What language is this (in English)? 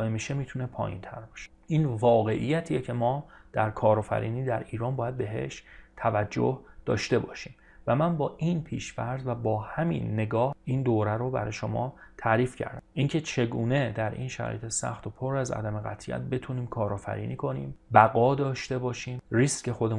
Persian